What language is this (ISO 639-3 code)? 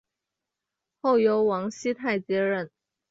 zho